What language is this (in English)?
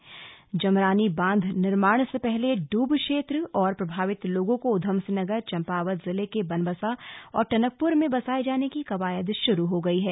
Hindi